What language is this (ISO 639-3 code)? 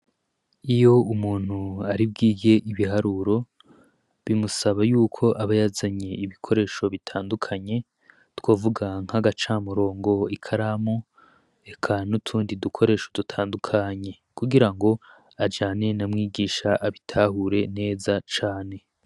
run